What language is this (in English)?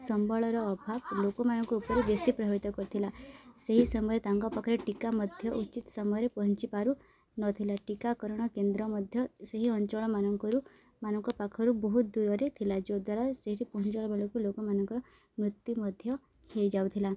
Odia